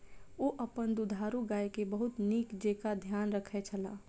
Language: Maithili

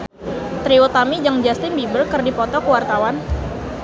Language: Sundanese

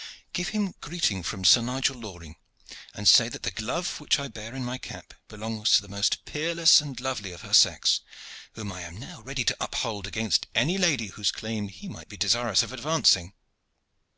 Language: English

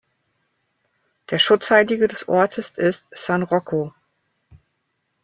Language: German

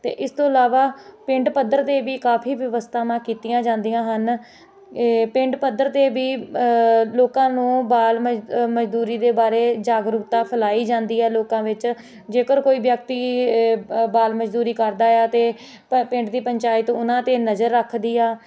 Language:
Punjabi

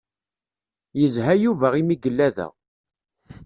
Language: Kabyle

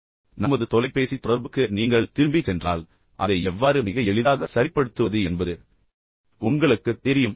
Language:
Tamil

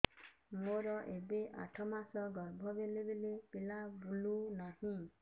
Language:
Odia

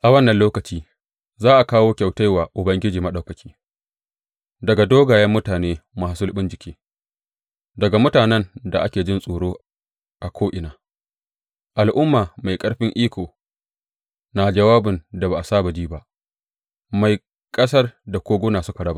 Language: Hausa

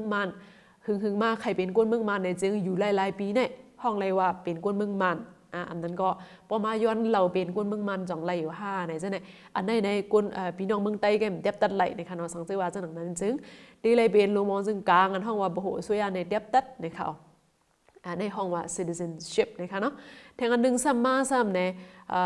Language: Thai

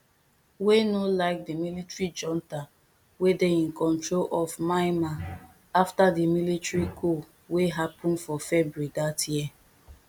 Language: Nigerian Pidgin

